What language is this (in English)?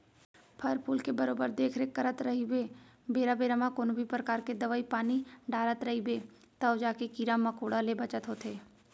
Chhattisgarhi